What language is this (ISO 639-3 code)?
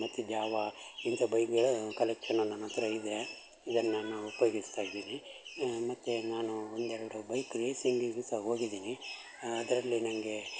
kan